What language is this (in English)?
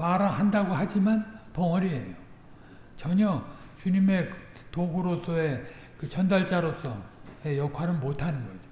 Korean